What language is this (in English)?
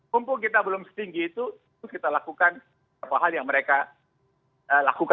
Indonesian